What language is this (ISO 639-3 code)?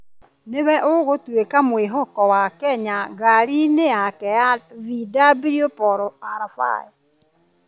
kik